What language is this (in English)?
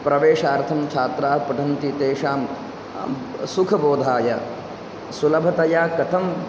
Sanskrit